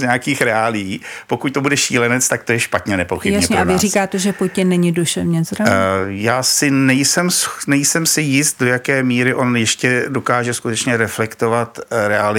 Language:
Czech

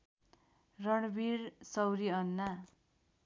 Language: Nepali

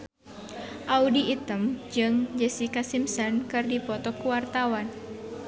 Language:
Sundanese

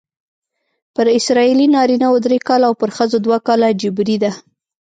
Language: Pashto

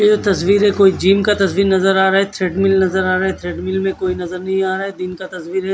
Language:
Hindi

